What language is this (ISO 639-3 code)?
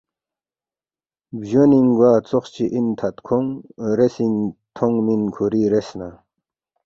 bft